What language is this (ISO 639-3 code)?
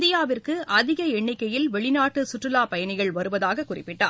tam